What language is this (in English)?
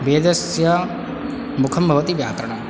Sanskrit